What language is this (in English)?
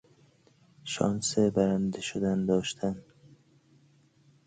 Persian